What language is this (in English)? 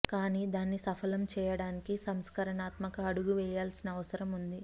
Telugu